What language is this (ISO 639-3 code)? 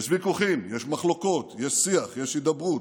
heb